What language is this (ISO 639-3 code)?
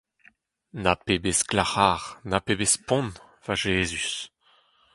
bre